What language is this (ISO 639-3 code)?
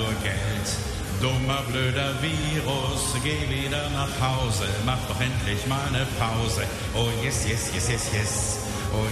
deu